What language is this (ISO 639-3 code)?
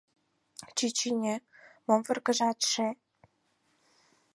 chm